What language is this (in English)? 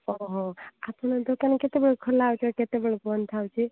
Odia